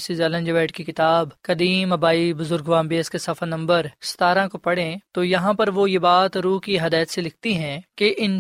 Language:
Urdu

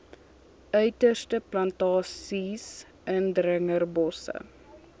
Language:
Afrikaans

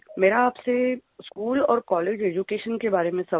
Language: Hindi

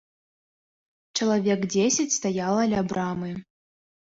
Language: Belarusian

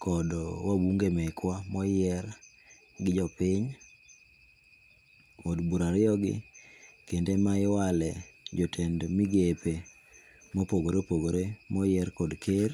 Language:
Luo (Kenya and Tanzania)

